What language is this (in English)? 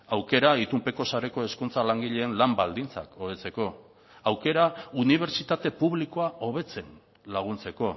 Basque